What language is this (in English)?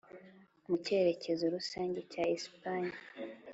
Kinyarwanda